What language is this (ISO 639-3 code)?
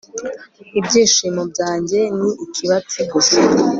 kin